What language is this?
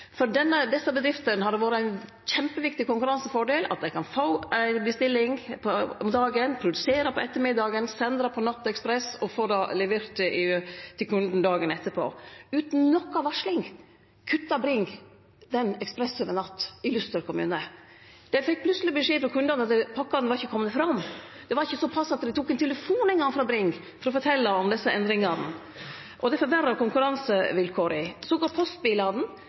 Norwegian Nynorsk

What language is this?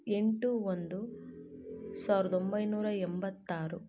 Kannada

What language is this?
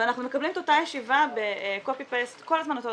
Hebrew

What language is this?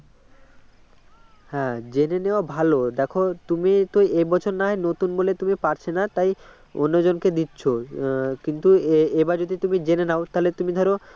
Bangla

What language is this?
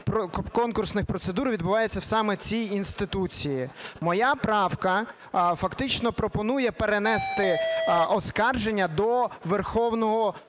Ukrainian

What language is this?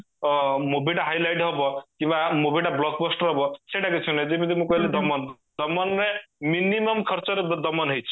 Odia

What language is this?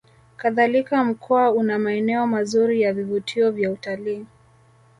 Swahili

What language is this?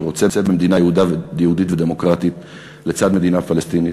Hebrew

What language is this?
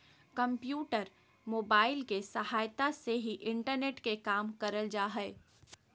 Magahi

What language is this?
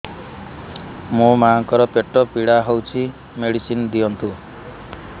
Odia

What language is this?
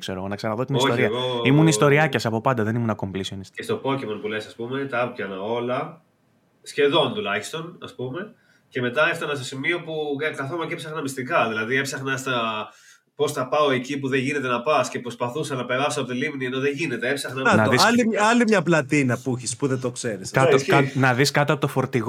Greek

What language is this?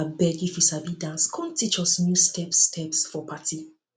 Nigerian Pidgin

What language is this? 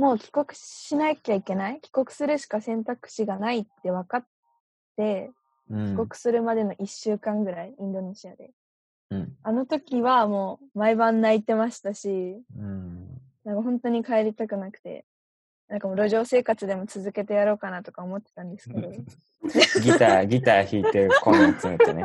Japanese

